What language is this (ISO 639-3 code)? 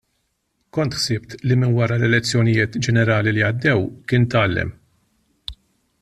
mlt